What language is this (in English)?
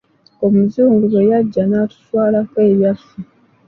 Ganda